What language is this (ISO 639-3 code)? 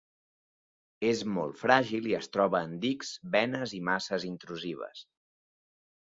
cat